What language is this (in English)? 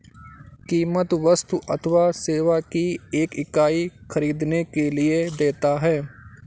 Hindi